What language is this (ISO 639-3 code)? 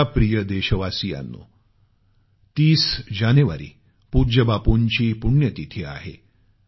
mar